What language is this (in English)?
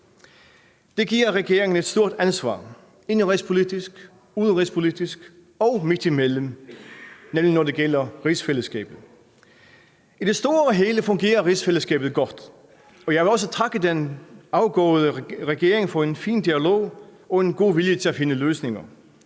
Danish